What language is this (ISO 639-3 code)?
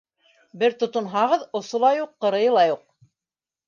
bak